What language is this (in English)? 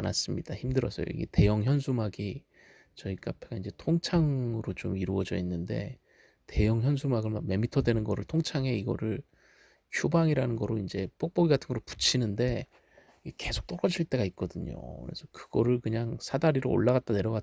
Korean